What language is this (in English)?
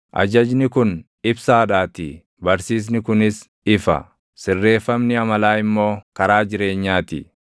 Oromo